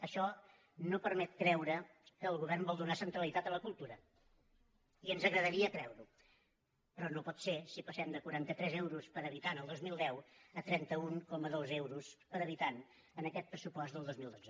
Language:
Catalan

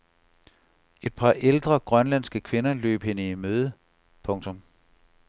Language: Danish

